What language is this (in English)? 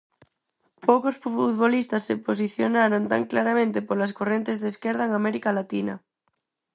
Galician